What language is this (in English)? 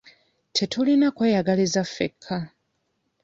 Ganda